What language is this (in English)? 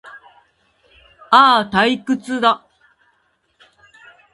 Japanese